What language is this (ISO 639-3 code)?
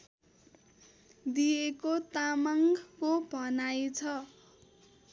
nep